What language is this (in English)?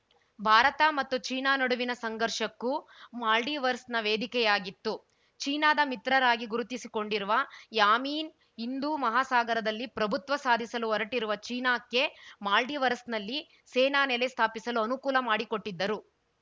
Kannada